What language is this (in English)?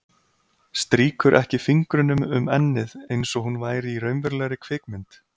Icelandic